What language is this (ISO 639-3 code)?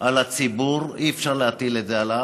heb